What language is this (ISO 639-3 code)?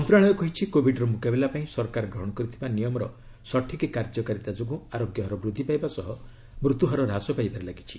ori